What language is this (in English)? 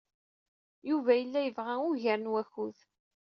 Kabyle